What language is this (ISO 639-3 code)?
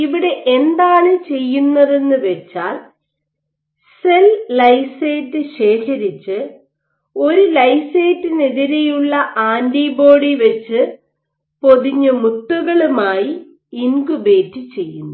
mal